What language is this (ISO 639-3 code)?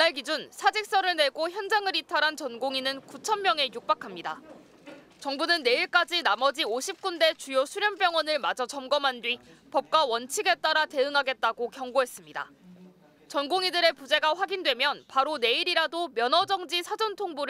kor